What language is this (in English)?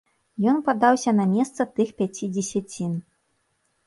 Belarusian